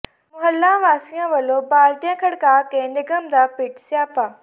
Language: Punjabi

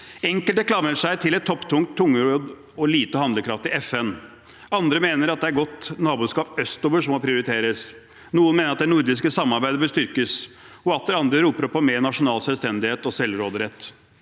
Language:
Norwegian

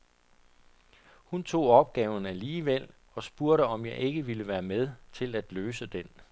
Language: Danish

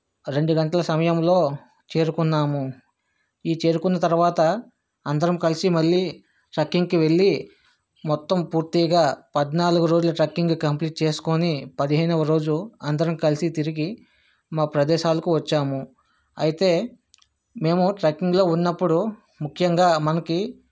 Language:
Telugu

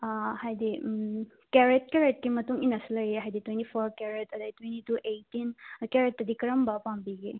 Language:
Manipuri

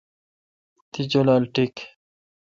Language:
Kalkoti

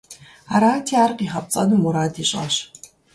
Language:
Kabardian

